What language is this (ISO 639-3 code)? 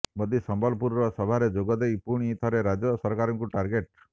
ori